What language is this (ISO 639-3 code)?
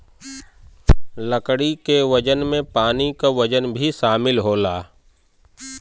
bho